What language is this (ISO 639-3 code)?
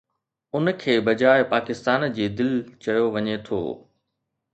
snd